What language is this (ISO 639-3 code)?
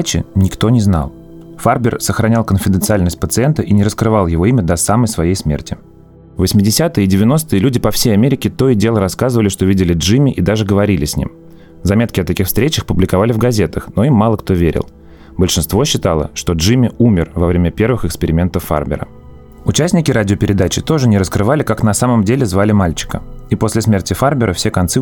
rus